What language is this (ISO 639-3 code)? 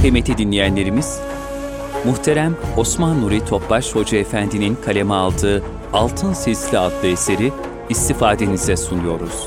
tur